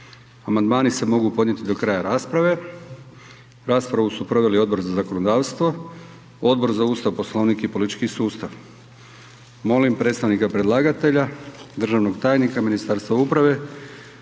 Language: Croatian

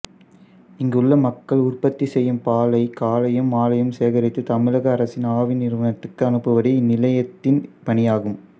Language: Tamil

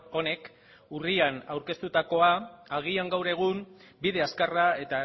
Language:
Basque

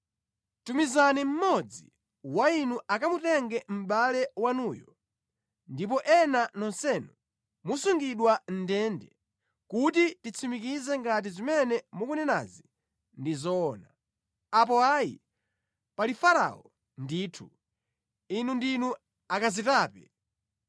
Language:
Nyanja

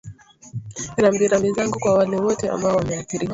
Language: Swahili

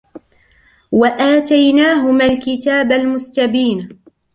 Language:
Arabic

